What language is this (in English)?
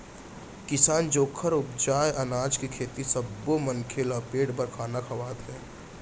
Chhattisgarhi